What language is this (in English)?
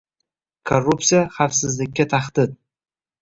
Uzbek